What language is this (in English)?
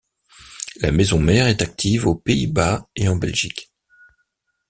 French